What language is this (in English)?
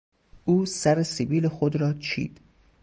Persian